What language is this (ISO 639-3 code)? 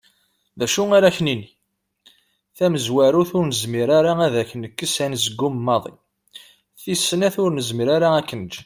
kab